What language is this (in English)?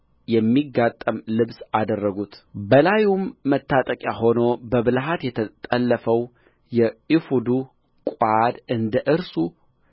Amharic